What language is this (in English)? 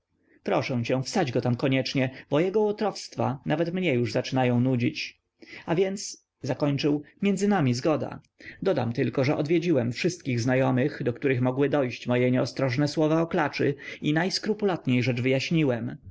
Polish